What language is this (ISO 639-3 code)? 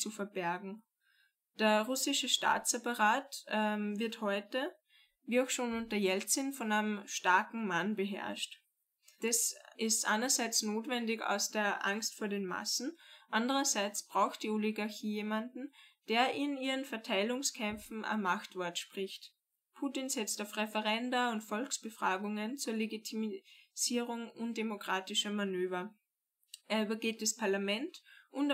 deu